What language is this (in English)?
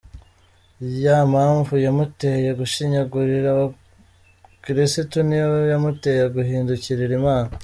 Kinyarwanda